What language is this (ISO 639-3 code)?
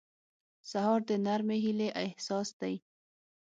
pus